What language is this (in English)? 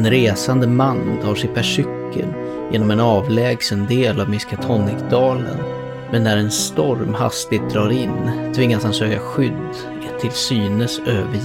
Swedish